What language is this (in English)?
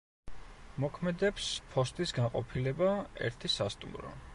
Georgian